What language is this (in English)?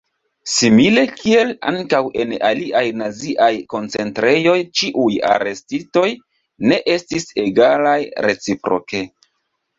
Esperanto